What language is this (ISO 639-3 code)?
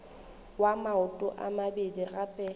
nso